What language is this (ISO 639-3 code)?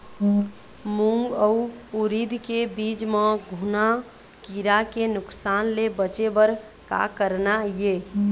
hne